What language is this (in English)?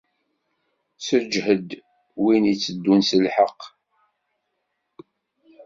Kabyle